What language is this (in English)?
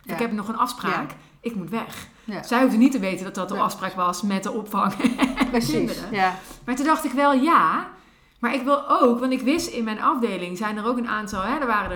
Dutch